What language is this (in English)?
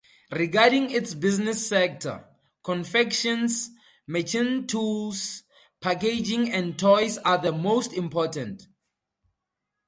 English